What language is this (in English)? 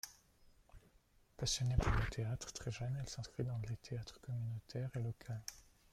French